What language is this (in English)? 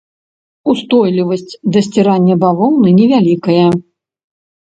Belarusian